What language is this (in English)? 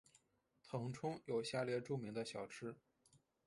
Chinese